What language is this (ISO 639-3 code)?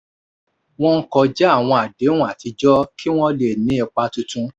yor